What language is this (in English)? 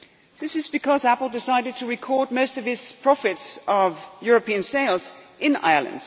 English